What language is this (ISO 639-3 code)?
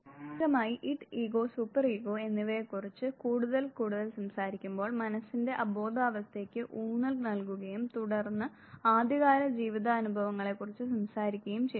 mal